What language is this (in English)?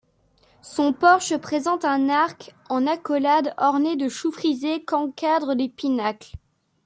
French